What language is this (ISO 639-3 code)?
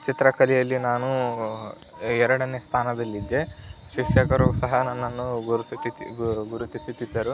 kan